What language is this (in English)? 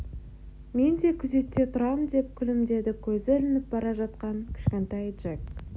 Kazakh